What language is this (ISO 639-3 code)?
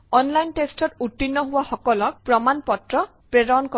asm